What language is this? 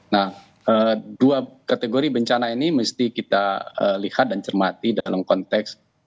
Indonesian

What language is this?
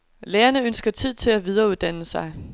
Danish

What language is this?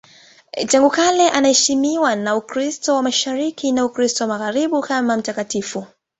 Swahili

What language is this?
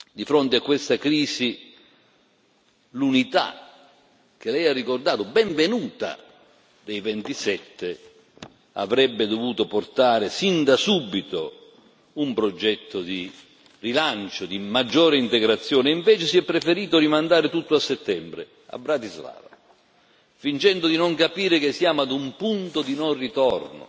Italian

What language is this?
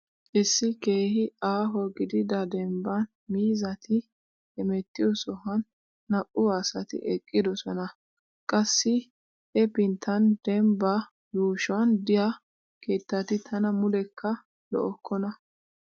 Wolaytta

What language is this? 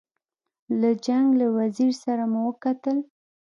Pashto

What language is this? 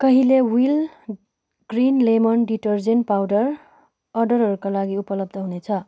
Nepali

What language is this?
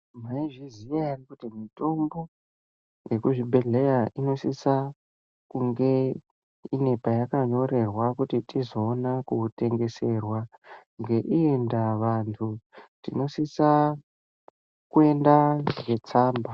Ndau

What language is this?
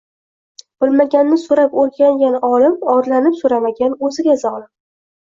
Uzbek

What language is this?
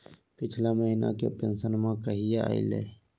Magahi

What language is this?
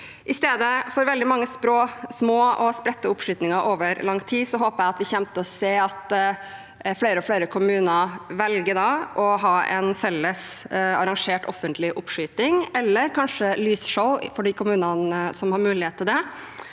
Norwegian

